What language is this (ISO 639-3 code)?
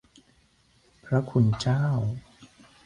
tha